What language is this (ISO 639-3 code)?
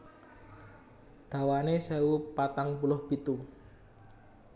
jav